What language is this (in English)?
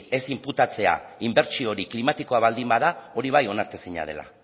Basque